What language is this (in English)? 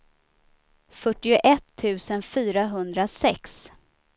Swedish